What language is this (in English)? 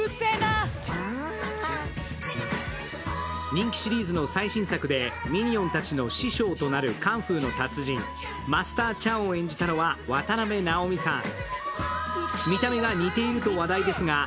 Japanese